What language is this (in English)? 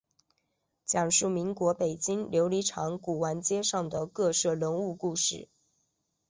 Chinese